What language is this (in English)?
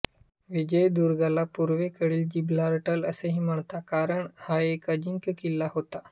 Marathi